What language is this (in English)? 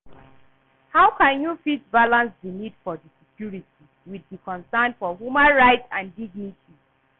Nigerian Pidgin